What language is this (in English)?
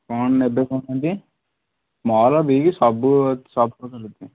Odia